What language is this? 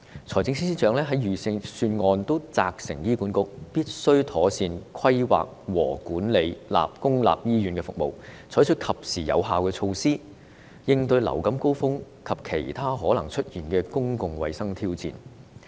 Cantonese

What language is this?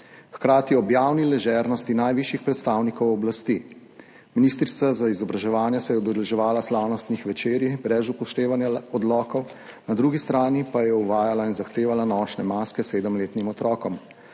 Slovenian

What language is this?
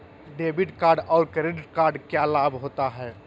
Magahi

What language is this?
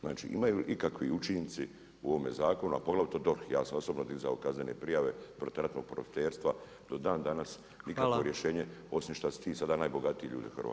Croatian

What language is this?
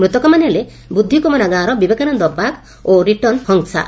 Odia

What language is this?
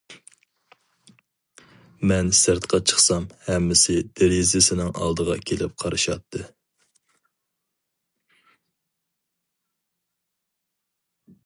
Uyghur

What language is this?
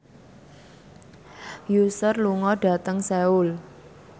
Javanese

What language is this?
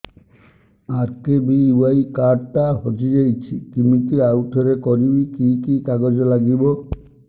Odia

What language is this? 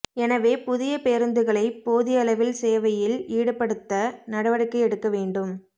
Tamil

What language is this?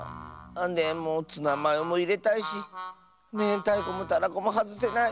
Japanese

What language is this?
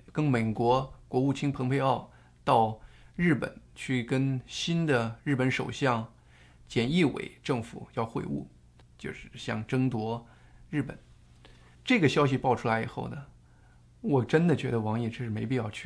Chinese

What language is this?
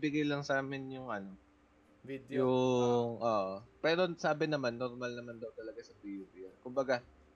Filipino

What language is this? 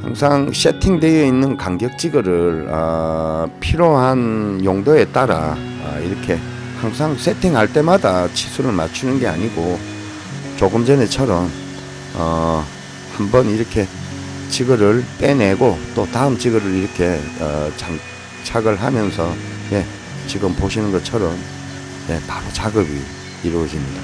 Korean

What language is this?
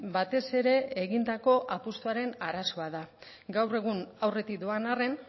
Basque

